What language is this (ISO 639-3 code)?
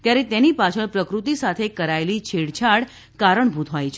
guj